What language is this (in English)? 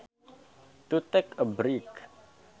Sundanese